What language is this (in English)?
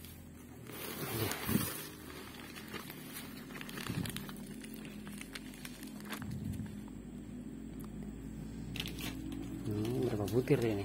Indonesian